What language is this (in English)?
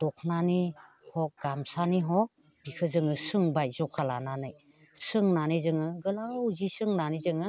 Bodo